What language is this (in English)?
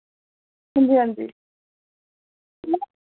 Dogri